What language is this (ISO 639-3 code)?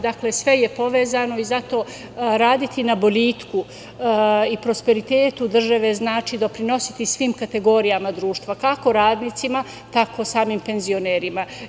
srp